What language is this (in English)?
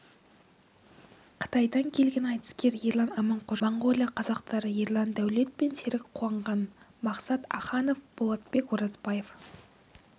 Kazakh